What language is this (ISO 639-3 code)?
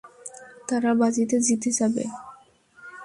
ben